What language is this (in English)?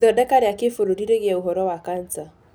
Kikuyu